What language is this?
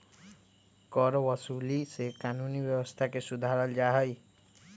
Magahi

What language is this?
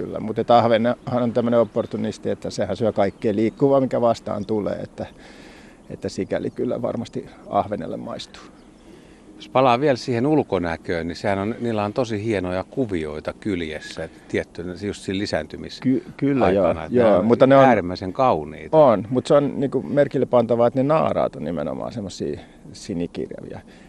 Finnish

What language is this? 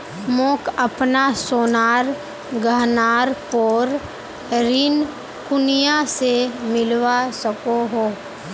Magahi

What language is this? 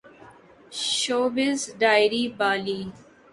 Urdu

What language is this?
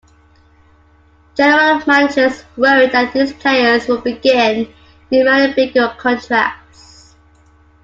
English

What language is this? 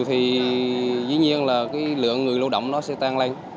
Vietnamese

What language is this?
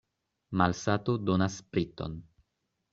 Esperanto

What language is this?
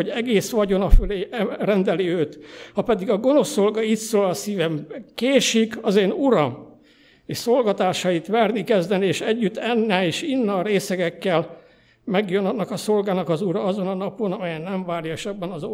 Hungarian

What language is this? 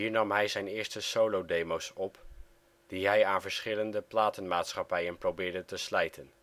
Dutch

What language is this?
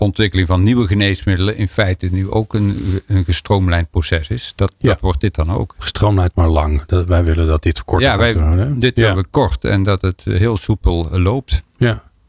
Dutch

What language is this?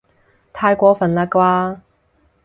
Cantonese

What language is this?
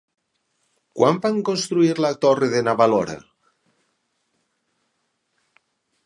Catalan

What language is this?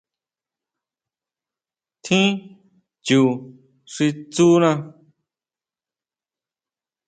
Huautla Mazatec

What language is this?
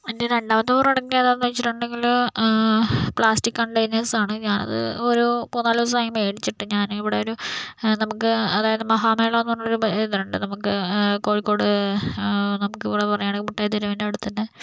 Malayalam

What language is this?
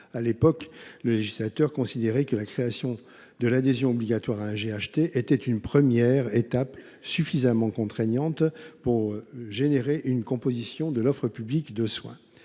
French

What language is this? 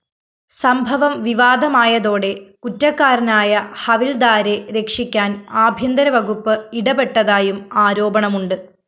Malayalam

